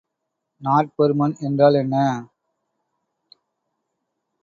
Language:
Tamil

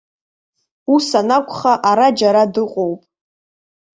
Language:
Abkhazian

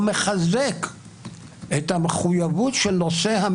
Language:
Hebrew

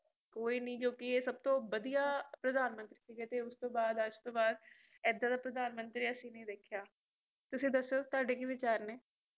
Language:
Punjabi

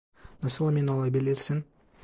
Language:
Turkish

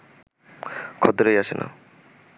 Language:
Bangla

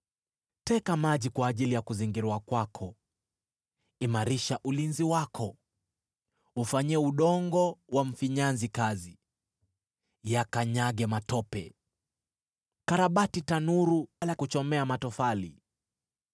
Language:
Swahili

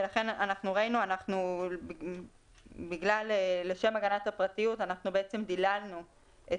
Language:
Hebrew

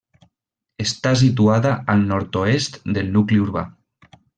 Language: Catalan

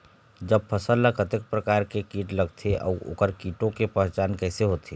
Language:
Chhattisgarhi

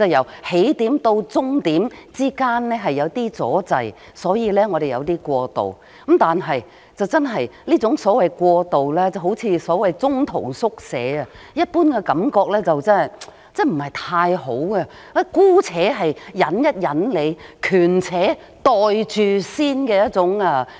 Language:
Cantonese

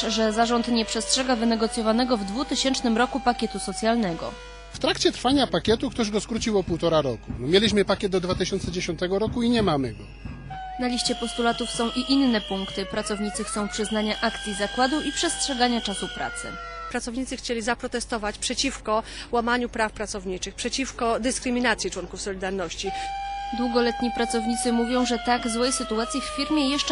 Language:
Polish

